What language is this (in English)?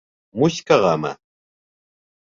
Bashkir